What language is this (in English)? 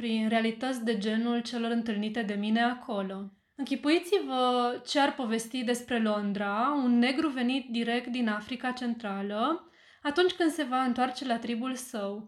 Romanian